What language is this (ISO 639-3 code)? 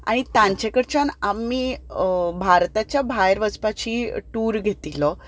kok